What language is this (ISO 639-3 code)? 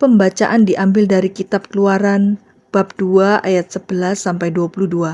ind